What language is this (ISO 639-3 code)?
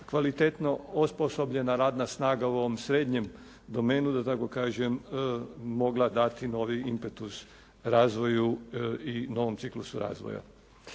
hrv